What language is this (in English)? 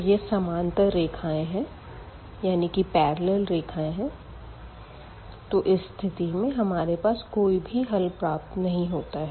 Hindi